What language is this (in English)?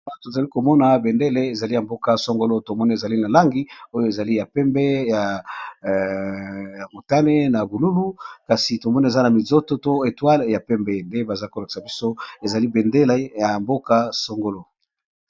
Lingala